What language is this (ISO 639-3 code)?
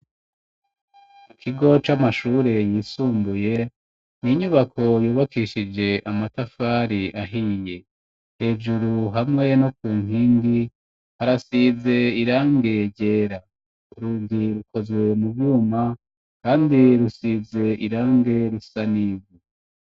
run